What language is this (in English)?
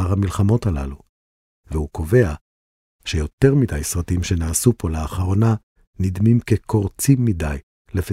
Hebrew